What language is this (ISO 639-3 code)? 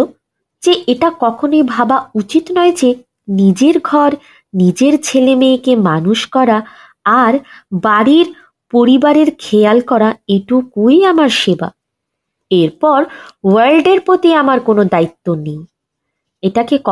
ben